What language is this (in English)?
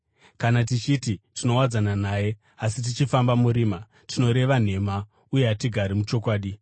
Shona